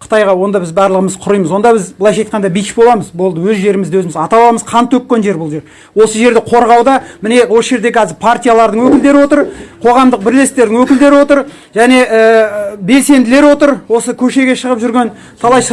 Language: Kazakh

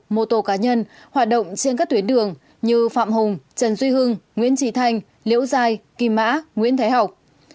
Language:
Vietnamese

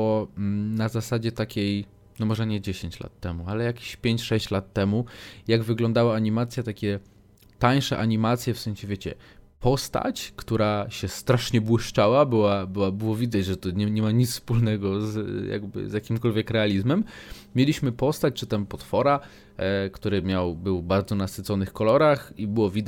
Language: Polish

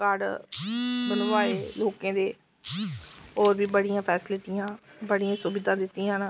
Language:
Dogri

